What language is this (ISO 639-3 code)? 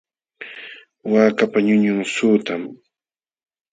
qxw